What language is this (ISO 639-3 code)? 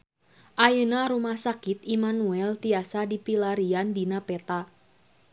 sun